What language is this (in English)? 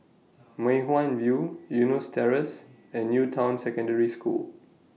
English